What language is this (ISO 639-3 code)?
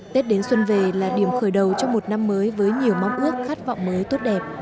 vie